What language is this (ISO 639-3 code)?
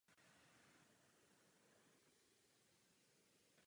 ces